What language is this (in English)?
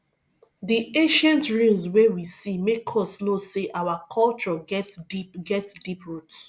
Nigerian Pidgin